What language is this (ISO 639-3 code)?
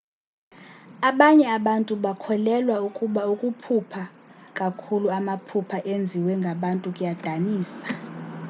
xho